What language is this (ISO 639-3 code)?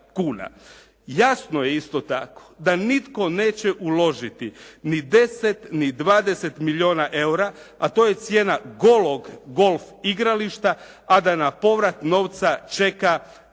hrv